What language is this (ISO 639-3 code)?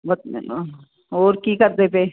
pan